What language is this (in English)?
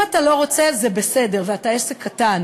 Hebrew